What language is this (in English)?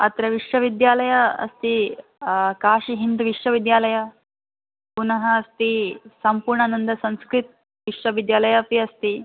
Sanskrit